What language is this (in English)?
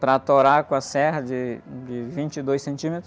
Portuguese